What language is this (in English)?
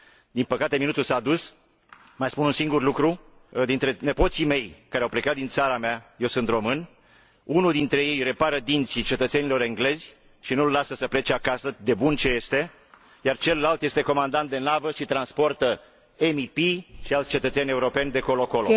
Romanian